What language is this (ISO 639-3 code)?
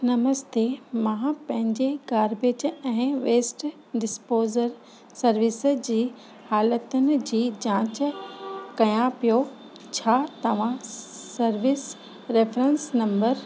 snd